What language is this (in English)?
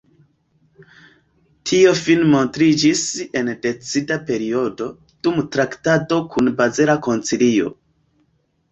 Esperanto